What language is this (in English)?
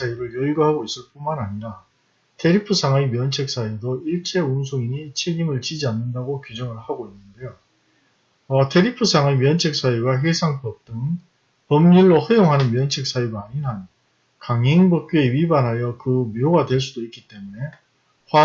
Korean